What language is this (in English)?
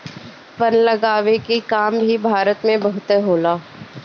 Bhojpuri